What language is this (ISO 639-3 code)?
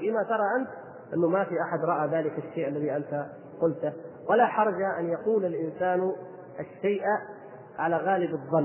ara